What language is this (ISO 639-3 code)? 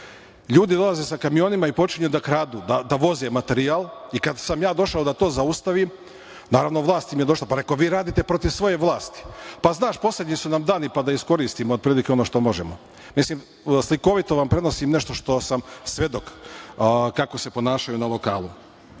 srp